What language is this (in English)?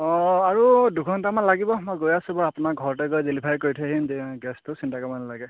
Assamese